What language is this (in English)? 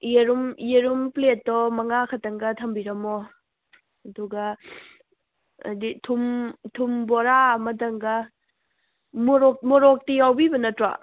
Manipuri